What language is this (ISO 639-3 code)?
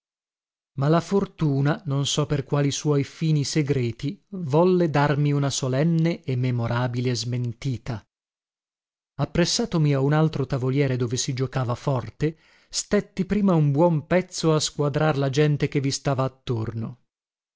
ita